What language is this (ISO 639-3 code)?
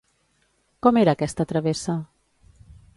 cat